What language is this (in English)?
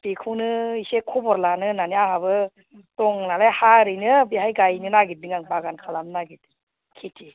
Bodo